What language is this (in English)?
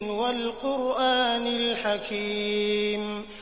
Arabic